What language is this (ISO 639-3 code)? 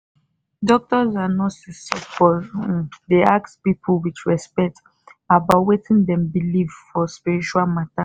pcm